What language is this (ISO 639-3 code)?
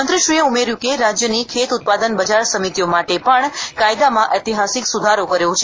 guj